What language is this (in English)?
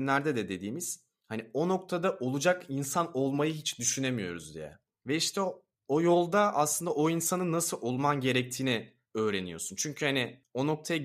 Turkish